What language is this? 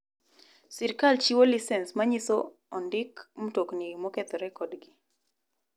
Luo (Kenya and Tanzania)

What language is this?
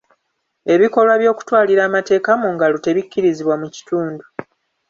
Ganda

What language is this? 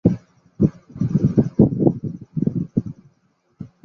Saraiki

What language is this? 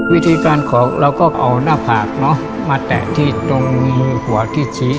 Thai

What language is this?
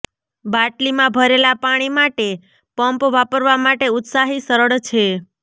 Gujarati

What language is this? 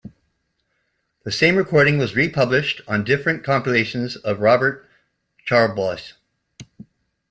English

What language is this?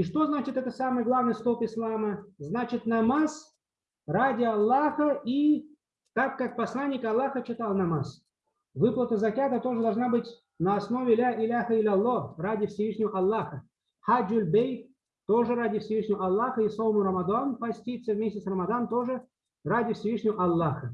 Russian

